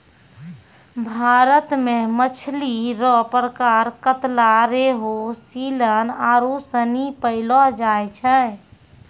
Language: Maithili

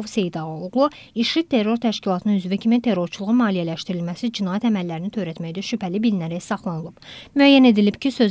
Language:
Turkish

